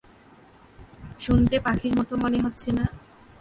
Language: Bangla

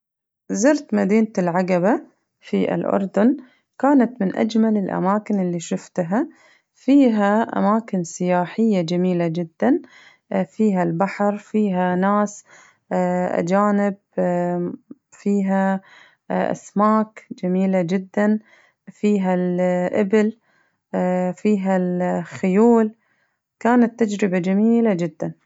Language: Najdi Arabic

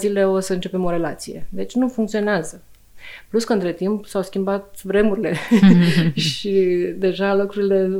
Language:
Romanian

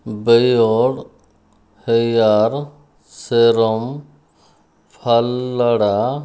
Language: Odia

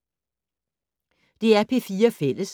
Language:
Danish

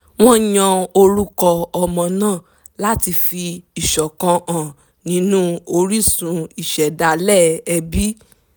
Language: Yoruba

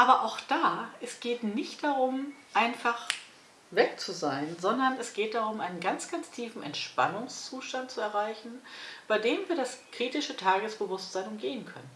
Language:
German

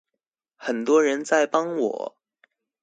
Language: Chinese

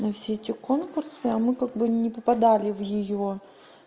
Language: Russian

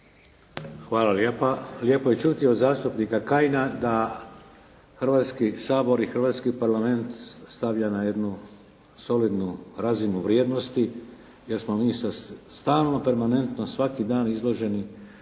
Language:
Croatian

